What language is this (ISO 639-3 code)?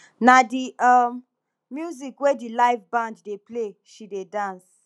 pcm